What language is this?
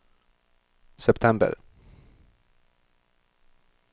Norwegian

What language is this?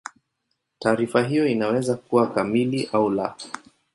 Swahili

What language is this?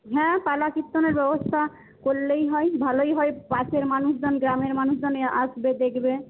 Bangla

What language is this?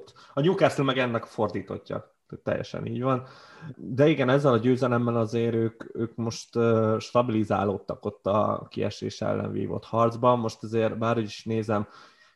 Hungarian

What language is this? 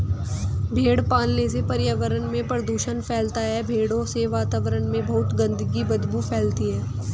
Hindi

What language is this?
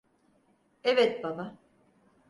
Turkish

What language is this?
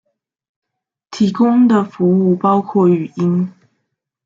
Chinese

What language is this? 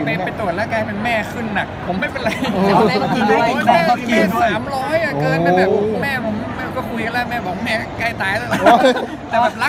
Thai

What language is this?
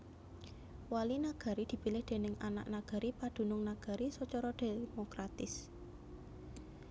Javanese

